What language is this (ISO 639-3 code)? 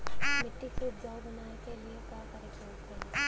bho